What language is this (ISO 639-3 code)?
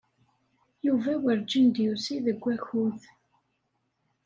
kab